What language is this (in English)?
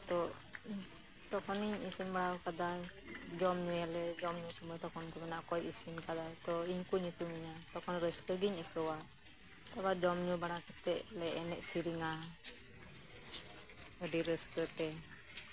Santali